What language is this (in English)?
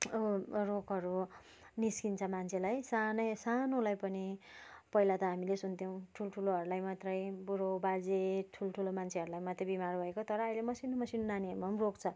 Nepali